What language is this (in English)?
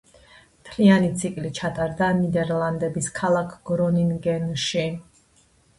Georgian